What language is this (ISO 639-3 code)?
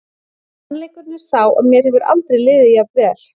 isl